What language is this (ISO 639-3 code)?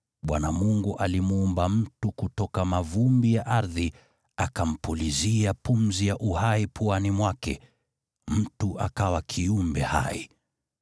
swa